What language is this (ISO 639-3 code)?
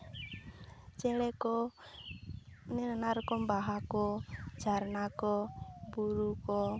sat